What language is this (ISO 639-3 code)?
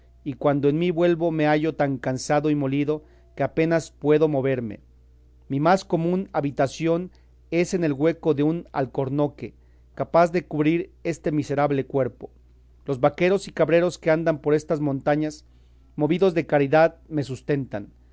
spa